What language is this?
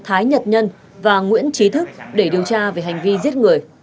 Vietnamese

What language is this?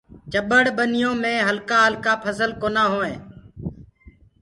Gurgula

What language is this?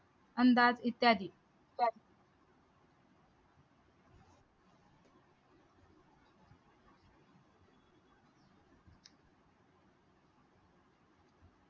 Marathi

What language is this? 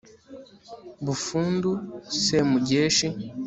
Kinyarwanda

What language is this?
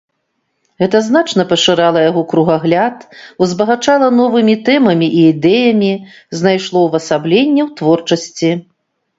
Belarusian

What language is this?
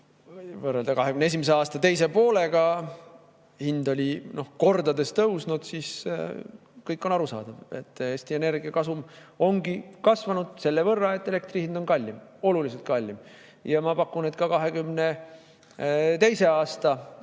Estonian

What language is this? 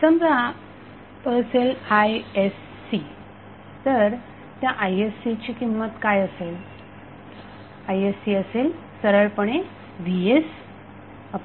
Marathi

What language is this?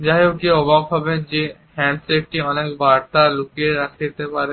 Bangla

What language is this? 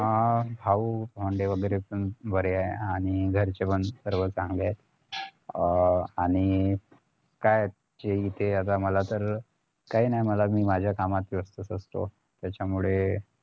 Marathi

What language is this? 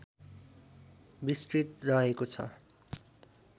Nepali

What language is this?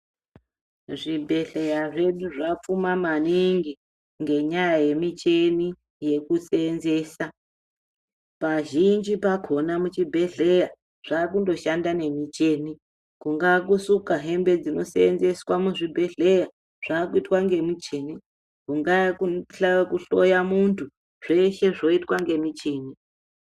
Ndau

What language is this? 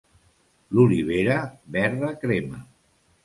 Catalan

